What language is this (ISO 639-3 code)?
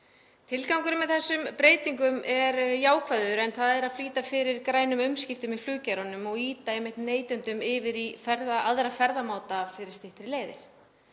isl